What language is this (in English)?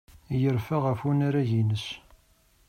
Kabyle